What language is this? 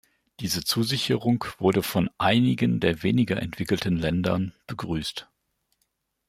German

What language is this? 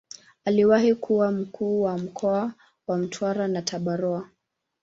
Swahili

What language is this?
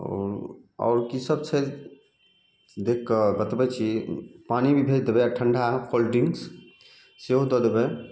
Maithili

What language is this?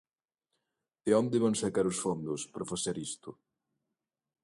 Galician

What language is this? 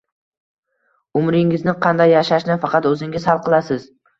Uzbek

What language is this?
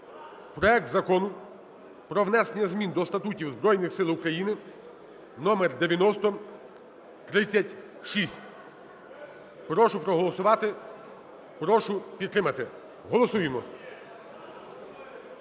Ukrainian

